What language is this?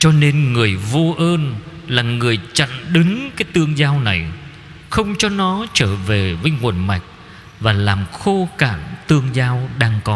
Vietnamese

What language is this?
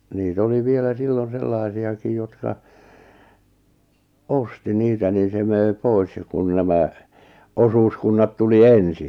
Finnish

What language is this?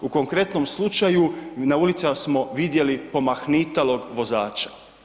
Croatian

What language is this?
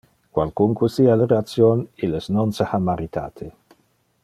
Interlingua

